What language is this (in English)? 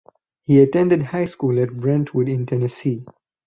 English